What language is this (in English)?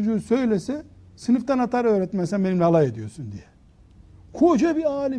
Turkish